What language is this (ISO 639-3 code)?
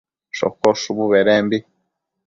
mcf